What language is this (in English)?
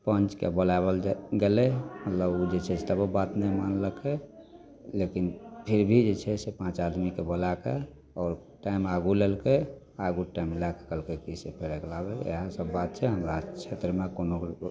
Maithili